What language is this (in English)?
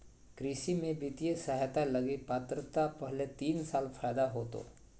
Magahi